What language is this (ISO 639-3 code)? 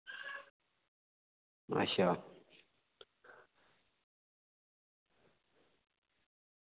doi